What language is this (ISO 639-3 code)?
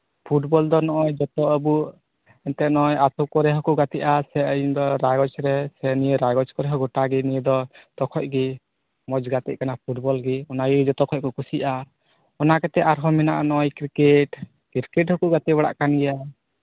sat